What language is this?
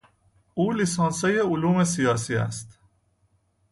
Persian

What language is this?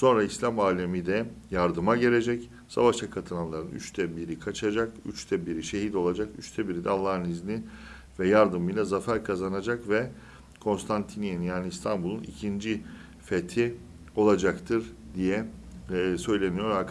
Turkish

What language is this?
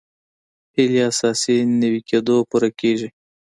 Pashto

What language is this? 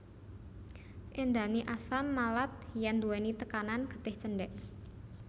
Javanese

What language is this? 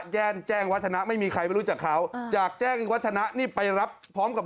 Thai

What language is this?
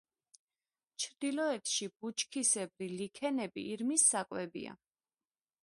Georgian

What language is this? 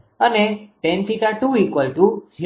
Gujarati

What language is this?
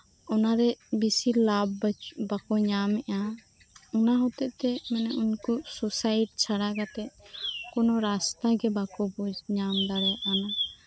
Santali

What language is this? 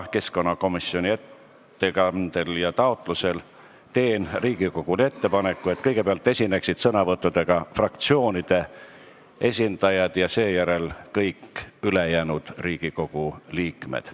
Estonian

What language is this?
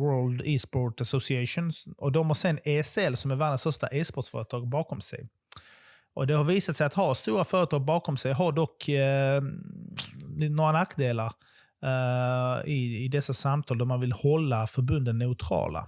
Swedish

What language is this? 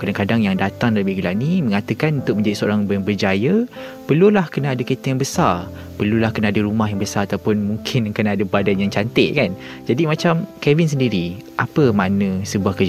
Malay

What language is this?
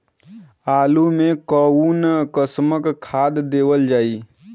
Bhojpuri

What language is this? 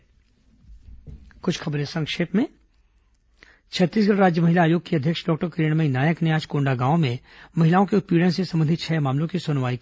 Hindi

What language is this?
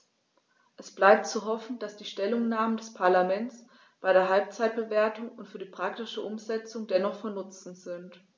German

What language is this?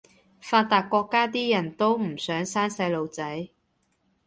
Cantonese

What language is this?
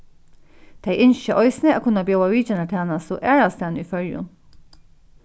Faroese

